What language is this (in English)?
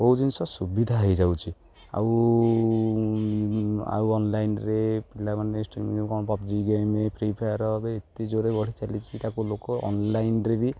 Odia